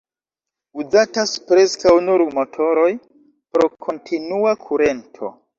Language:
Esperanto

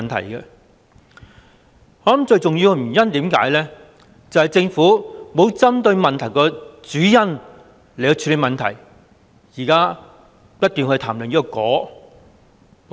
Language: Cantonese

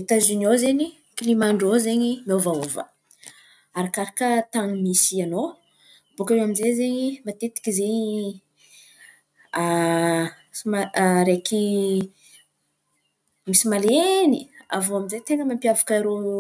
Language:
Antankarana Malagasy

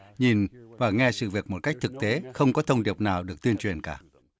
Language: Vietnamese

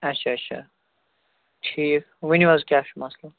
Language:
Kashmiri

